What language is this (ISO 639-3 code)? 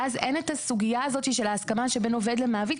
heb